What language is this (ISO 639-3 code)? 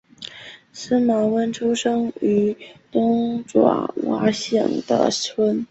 zho